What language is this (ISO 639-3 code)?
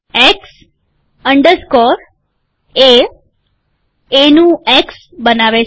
guj